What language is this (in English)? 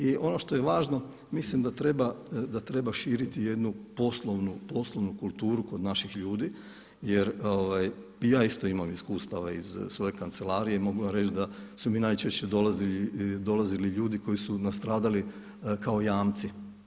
Croatian